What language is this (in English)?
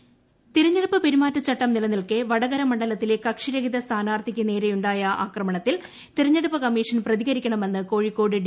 Malayalam